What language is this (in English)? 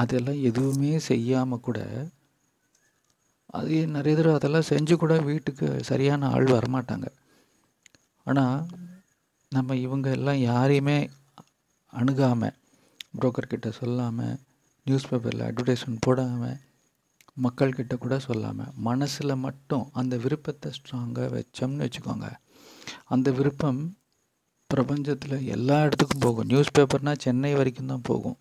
Tamil